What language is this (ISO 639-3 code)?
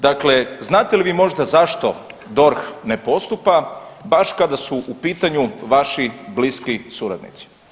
hrv